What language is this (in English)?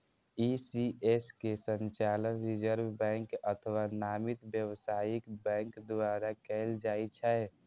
Maithili